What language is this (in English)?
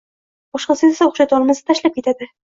Uzbek